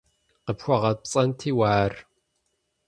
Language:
Kabardian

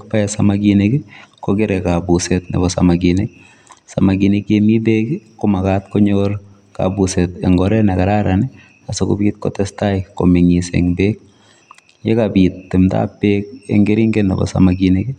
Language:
Kalenjin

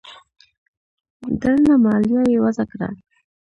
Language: Pashto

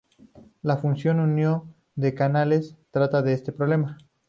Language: Spanish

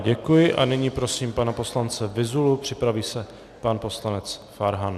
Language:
Czech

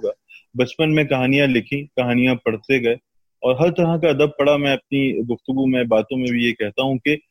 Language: Urdu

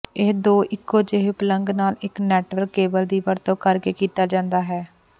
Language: Punjabi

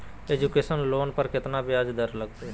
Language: Magahi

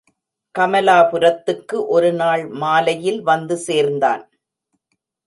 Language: Tamil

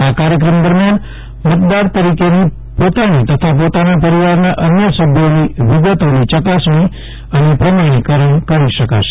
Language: Gujarati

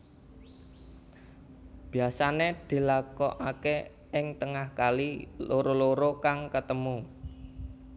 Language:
Javanese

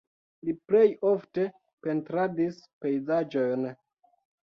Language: Esperanto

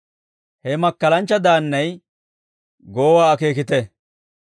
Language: Dawro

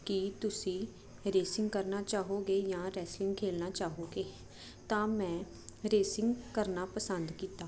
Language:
Punjabi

